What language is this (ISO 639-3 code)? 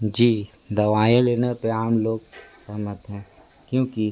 hin